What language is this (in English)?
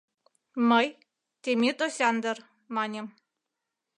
Mari